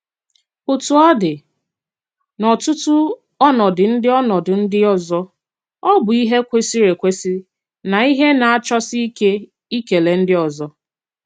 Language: Igbo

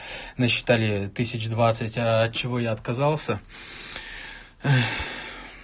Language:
Russian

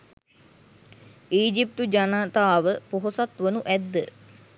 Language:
Sinhala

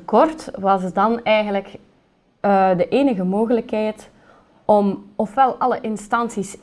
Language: Dutch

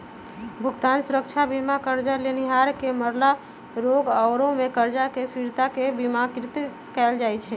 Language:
Magahi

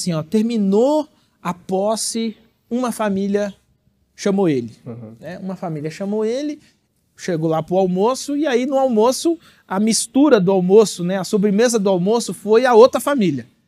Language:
Portuguese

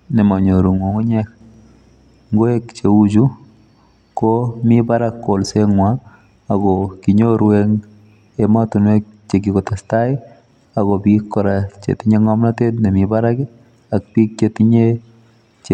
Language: Kalenjin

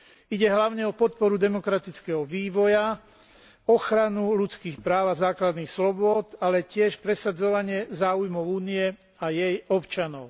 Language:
Slovak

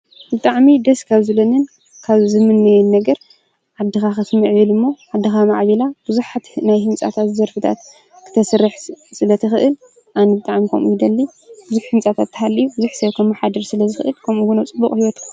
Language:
Tigrinya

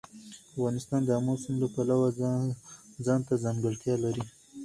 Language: Pashto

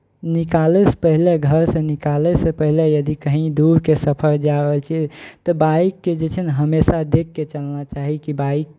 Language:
Maithili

